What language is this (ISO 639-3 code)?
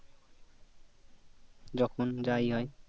ben